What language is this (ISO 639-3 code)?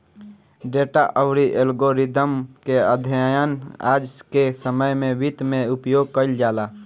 bho